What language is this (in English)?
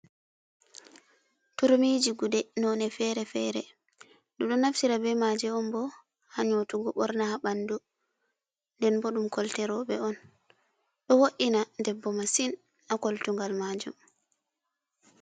Fula